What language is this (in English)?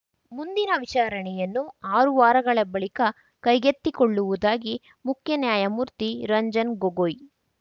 Kannada